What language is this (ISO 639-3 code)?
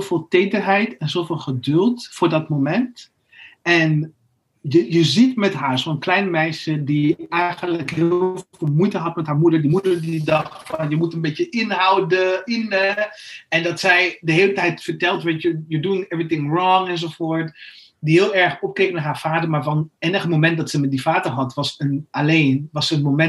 nld